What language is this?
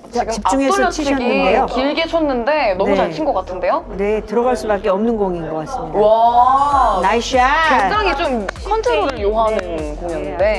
Korean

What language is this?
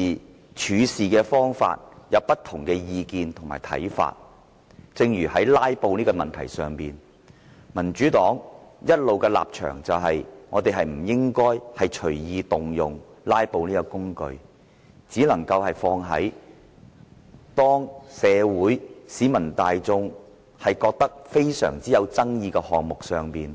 Cantonese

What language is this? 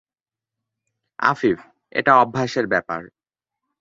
Bangla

